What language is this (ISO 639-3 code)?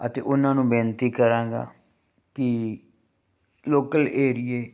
pan